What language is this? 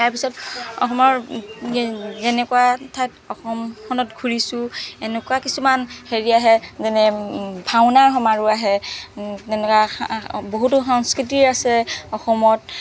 Assamese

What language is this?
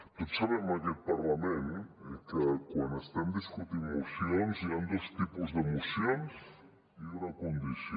Catalan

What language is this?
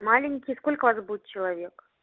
Russian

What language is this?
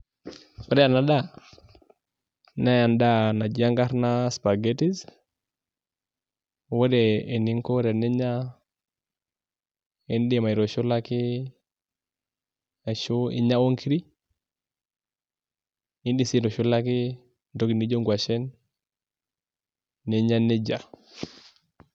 Masai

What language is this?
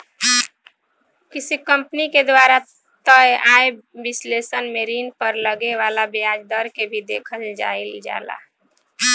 Bhojpuri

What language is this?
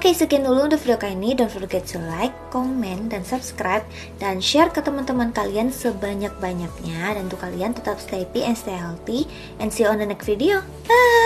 Indonesian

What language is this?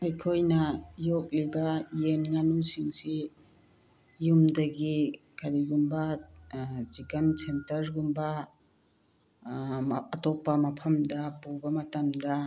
Manipuri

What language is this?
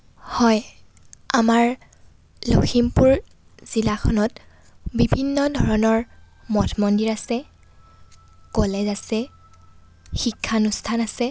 Assamese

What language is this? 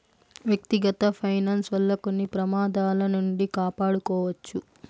Telugu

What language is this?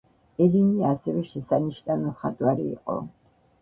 Georgian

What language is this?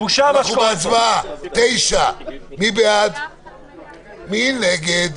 Hebrew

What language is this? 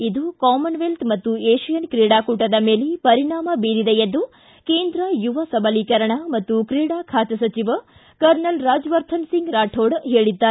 Kannada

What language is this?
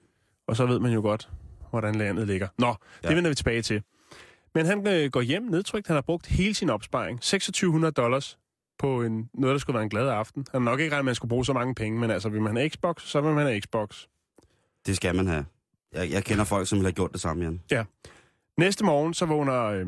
Danish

